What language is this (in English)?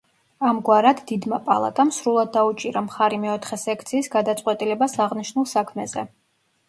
Georgian